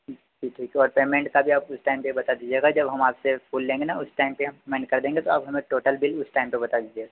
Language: Hindi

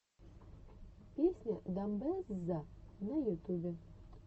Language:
Russian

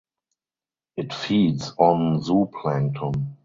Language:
English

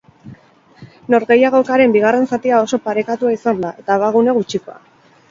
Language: Basque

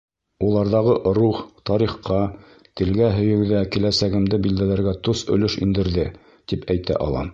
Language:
Bashkir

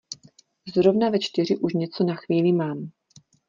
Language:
Czech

